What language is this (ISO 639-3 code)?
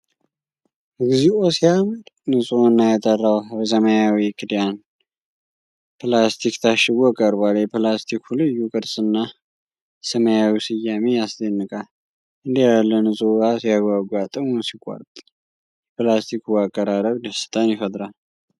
amh